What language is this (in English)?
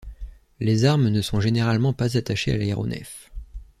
French